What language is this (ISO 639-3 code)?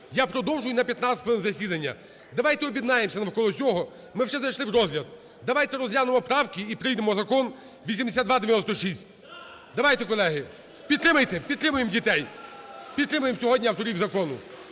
ukr